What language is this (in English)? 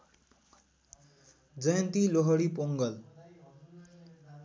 Nepali